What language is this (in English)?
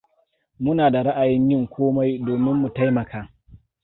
Hausa